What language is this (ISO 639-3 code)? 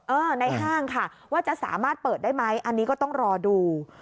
tha